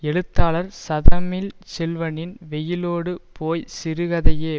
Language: Tamil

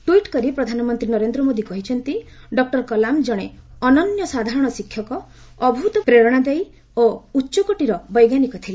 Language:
Odia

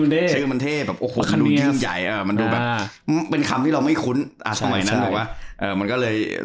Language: Thai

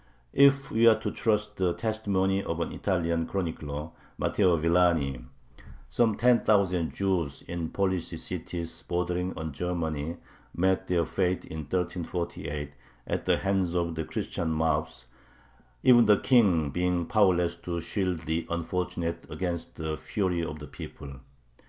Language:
English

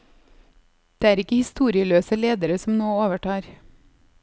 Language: Norwegian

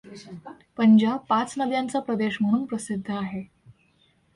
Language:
Marathi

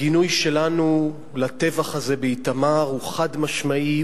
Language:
Hebrew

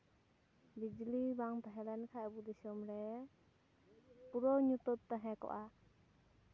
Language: Santali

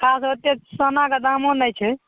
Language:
Maithili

